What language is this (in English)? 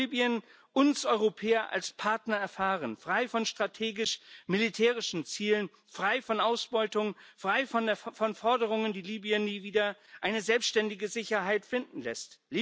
German